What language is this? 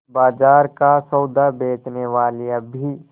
Hindi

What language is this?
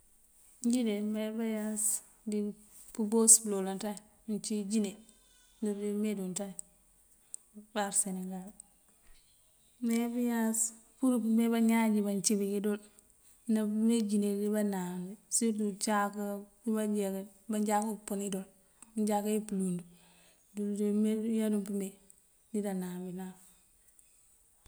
Mandjak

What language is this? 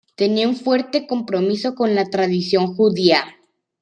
Spanish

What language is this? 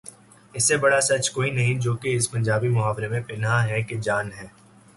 Urdu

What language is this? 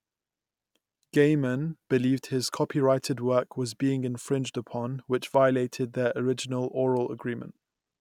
English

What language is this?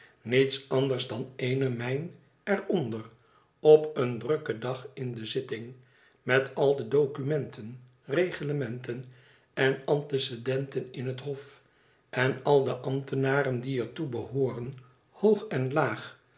Dutch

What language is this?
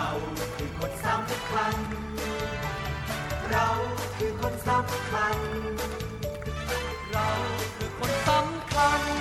Thai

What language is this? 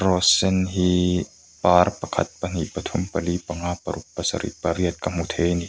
Mizo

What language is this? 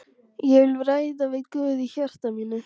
Icelandic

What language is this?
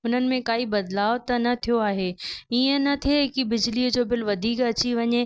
Sindhi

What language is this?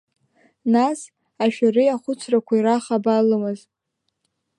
Abkhazian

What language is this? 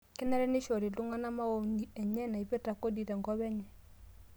Masai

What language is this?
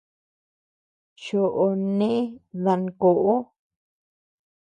Tepeuxila Cuicatec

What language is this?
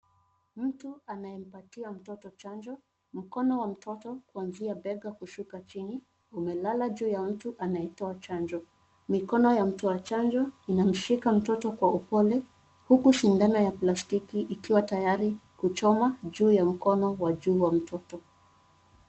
Swahili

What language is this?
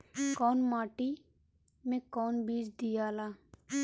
Bhojpuri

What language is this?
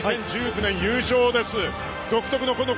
Japanese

